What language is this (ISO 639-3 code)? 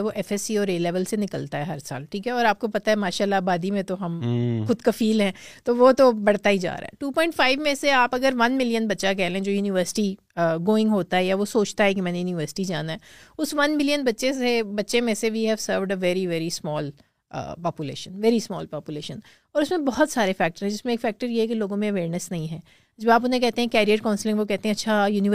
urd